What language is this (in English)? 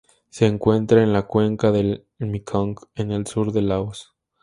Spanish